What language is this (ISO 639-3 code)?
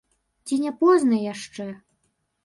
bel